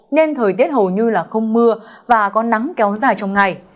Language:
Vietnamese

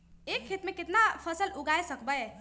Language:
Magahi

